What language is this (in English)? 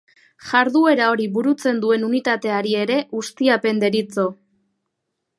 Basque